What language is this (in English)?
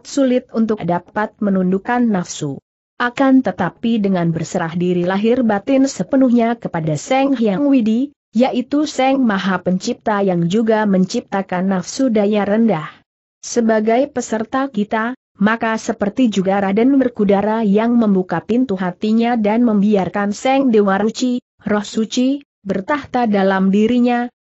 Indonesian